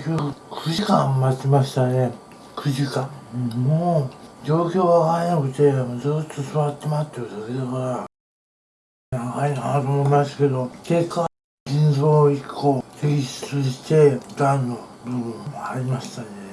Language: Japanese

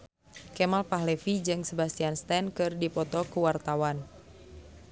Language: Sundanese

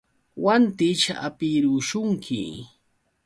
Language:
Yauyos Quechua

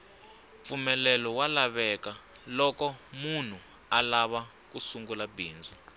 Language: Tsonga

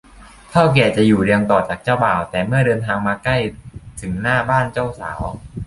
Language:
Thai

